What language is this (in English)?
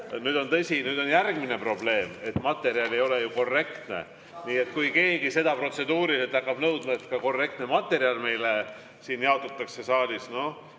Estonian